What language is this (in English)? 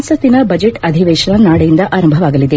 Kannada